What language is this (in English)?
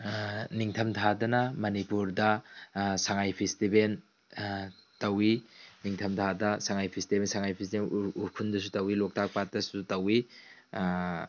Manipuri